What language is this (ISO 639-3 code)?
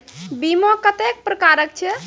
mai